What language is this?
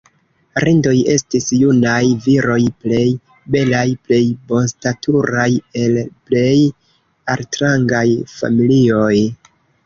Esperanto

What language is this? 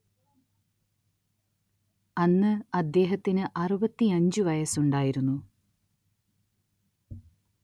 Malayalam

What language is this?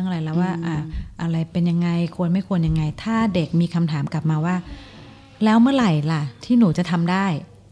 Thai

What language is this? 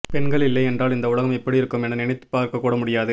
Tamil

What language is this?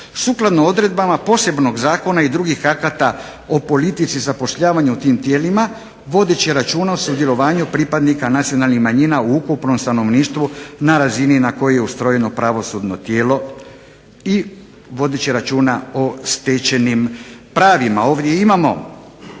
Croatian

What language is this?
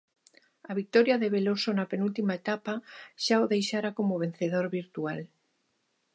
Galician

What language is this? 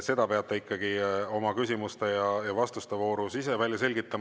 Estonian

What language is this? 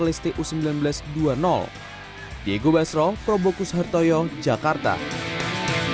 Indonesian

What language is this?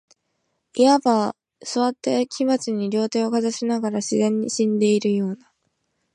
Japanese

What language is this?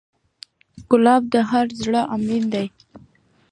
Pashto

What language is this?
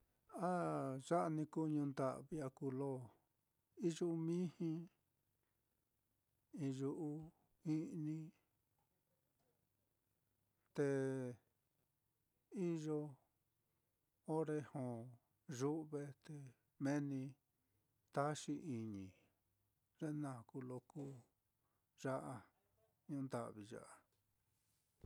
Mitlatongo Mixtec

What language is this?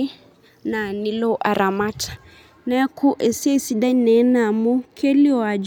Masai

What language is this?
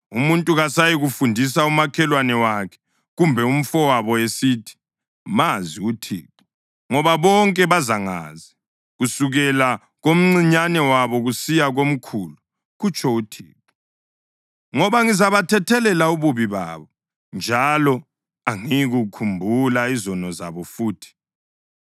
North Ndebele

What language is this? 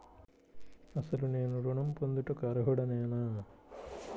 Telugu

